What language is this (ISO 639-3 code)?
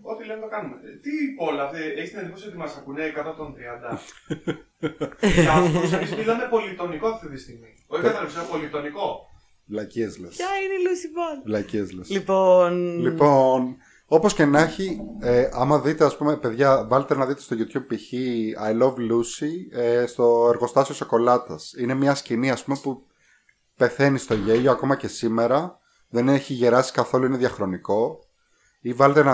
ell